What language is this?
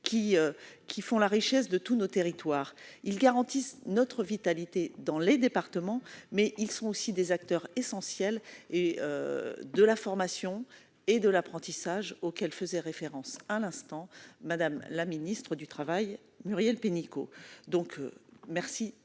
French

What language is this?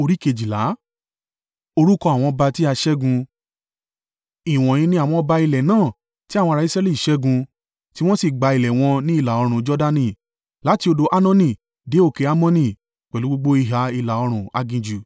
Yoruba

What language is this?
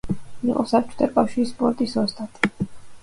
Georgian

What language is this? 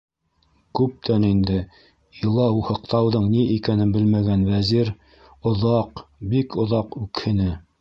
Bashkir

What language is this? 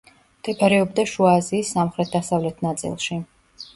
Georgian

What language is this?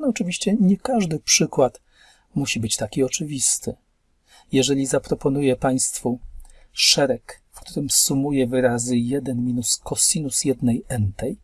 Polish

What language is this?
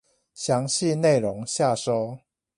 Chinese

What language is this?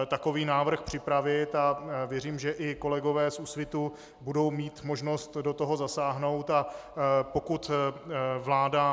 Czech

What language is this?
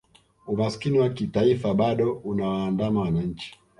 Swahili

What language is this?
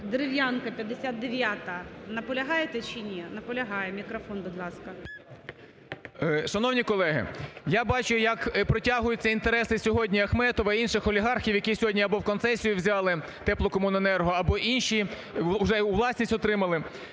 Ukrainian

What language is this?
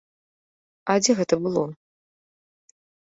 Belarusian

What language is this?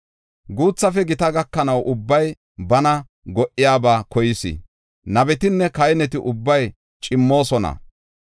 Gofa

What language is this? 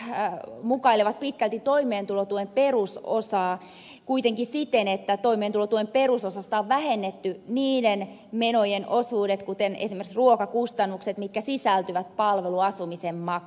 Finnish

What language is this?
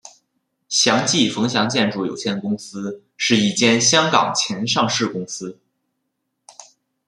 Chinese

